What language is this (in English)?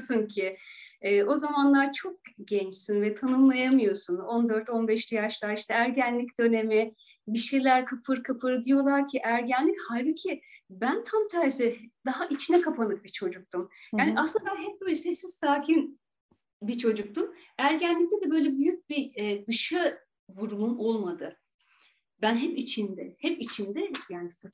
Turkish